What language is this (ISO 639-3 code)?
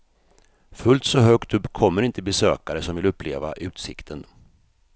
swe